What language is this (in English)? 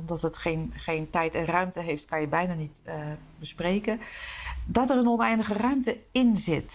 Dutch